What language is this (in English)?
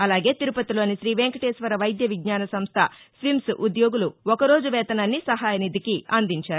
Telugu